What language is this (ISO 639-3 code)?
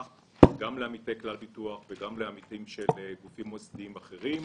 heb